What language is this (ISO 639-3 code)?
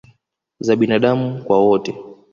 swa